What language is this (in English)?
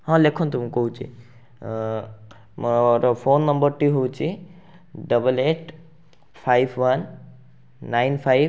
Odia